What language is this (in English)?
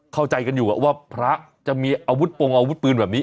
Thai